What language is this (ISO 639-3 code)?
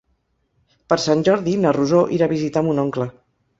cat